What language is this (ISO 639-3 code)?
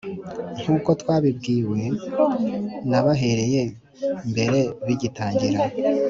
kin